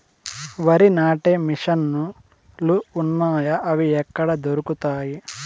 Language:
Telugu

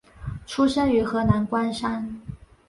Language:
Chinese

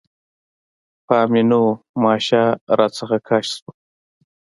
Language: Pashto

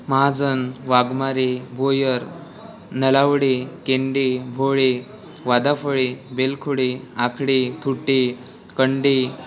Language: Marathi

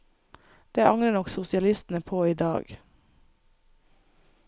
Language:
Norwegian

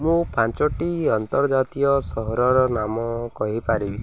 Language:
Odia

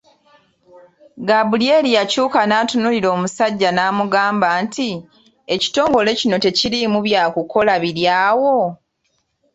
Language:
Ganda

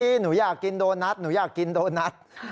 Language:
Thai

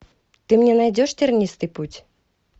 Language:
Russian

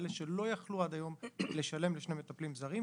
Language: Hebrew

